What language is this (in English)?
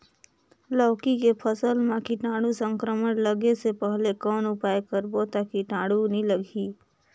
Chhattisgarhi